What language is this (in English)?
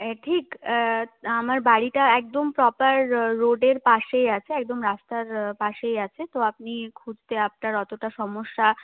Bangla